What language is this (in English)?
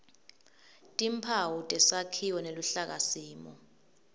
Swati